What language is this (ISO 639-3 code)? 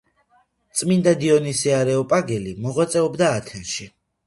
kat